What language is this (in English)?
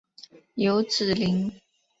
Chinese